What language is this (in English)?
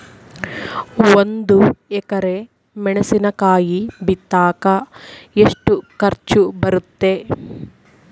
Kannada